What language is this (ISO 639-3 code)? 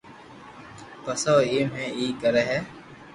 lrk